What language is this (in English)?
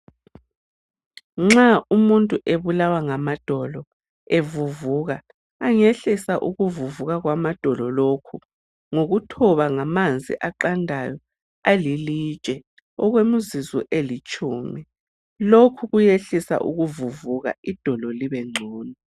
North Ndebele